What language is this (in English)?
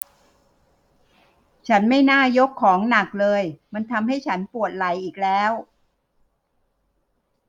Thai